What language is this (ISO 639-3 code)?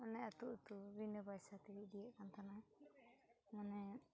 sat